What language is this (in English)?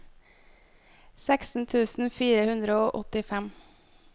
Norwegian